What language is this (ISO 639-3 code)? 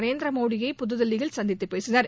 tam